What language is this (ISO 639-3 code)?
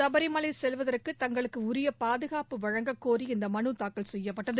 tam